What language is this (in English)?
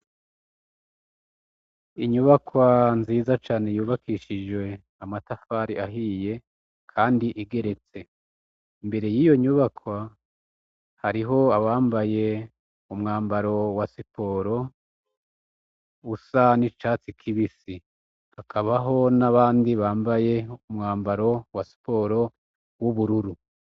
Rundi